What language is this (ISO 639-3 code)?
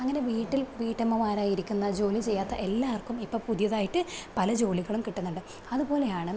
mal